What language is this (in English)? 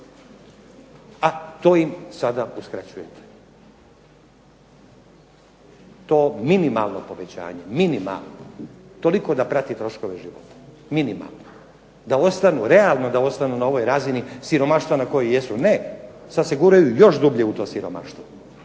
Croatian